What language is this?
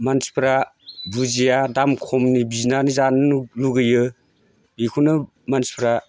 Bodo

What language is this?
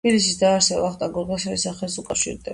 Georgian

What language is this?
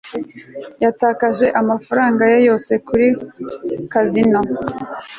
Kinyarwanda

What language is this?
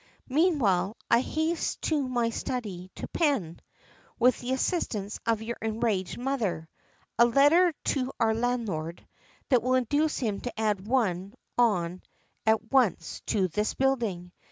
English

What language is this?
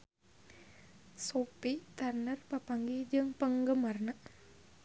Sundanese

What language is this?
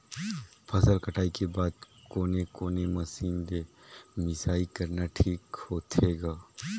Chhattisgarhi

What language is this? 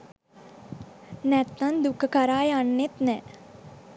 Sinhala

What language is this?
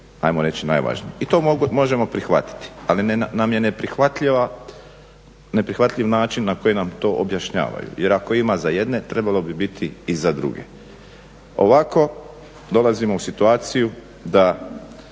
Croatian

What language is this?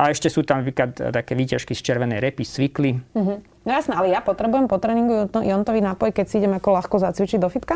Slovak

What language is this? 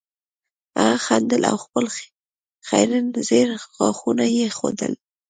Pashto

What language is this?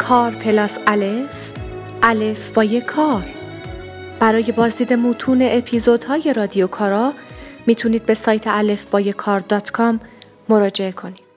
Persian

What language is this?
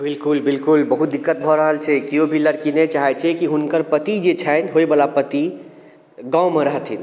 Maithili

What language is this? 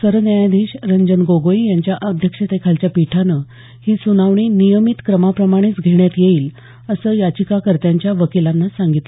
Marathi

